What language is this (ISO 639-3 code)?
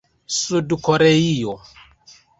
epo